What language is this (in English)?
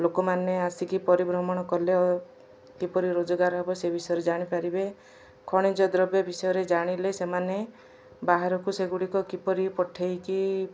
Odia